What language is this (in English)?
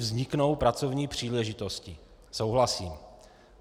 Czech